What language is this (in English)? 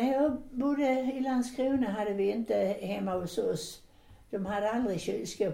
Swedish